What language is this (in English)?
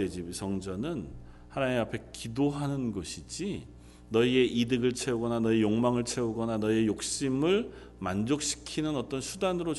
Korean